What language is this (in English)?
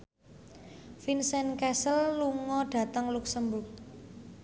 Javanese